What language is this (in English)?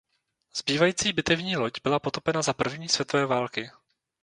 Czech